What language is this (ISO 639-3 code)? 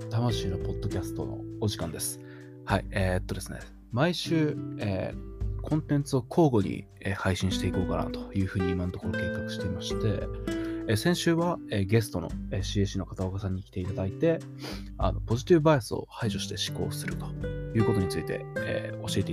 jpn